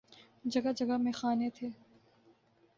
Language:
Urdu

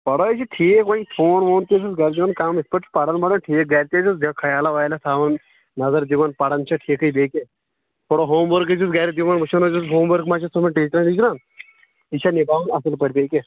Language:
Kashmiri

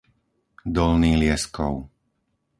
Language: Slovak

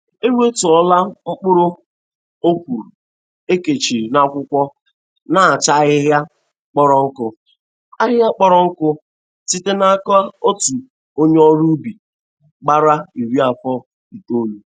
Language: Igbo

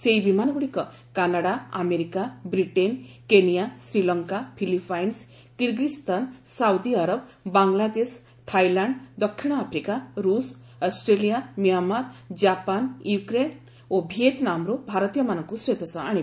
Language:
Odia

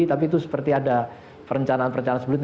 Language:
Indonesian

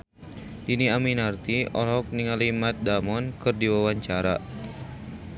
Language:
Sundanese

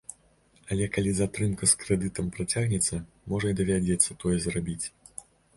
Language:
Belarusian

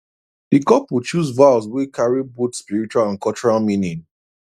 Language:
Nigerian Pidgin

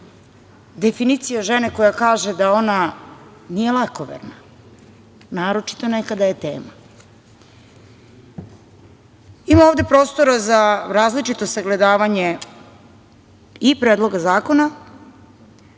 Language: Serbian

